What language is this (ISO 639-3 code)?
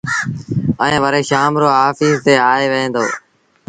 sbn